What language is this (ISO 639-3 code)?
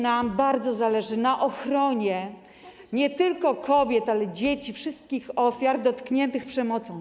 pol